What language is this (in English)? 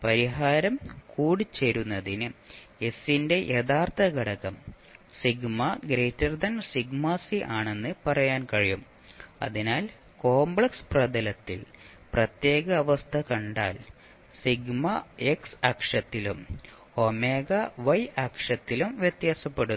Malayalam